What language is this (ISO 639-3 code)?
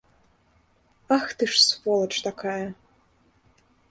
bel